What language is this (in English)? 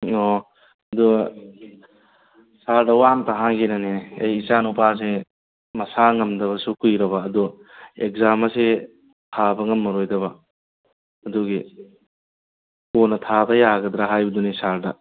Manipuri